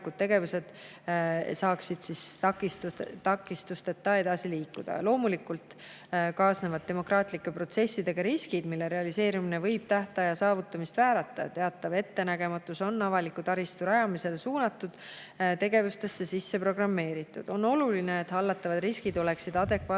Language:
Estonian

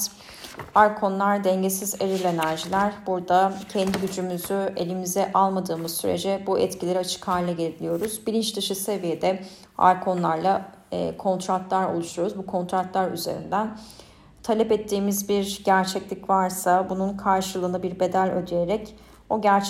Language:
Turkish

